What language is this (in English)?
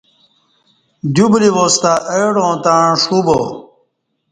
Kati